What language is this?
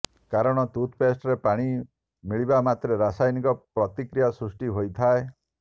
Odia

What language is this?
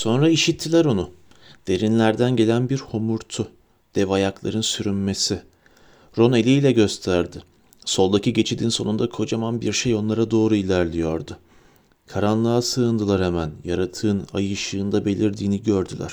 Turkish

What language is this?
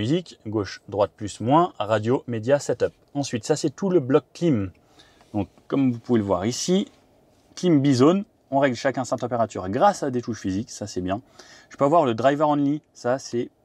French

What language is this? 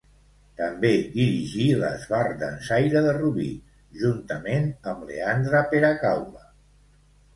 Catalan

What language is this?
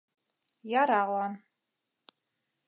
Mari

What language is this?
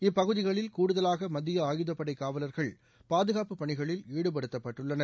Tamil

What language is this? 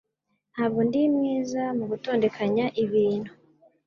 Kinyarwanda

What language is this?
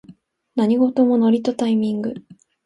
Japanese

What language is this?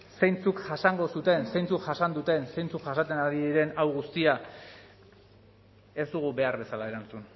Basque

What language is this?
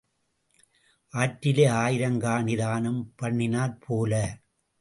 Tamil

